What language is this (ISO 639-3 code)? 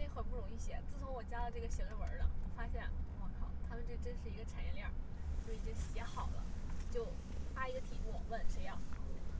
zho